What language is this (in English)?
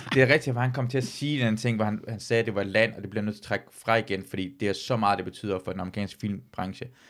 Danish